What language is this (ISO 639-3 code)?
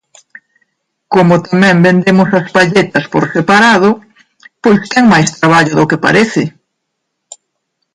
glg